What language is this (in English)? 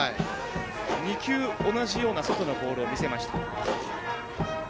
Japanese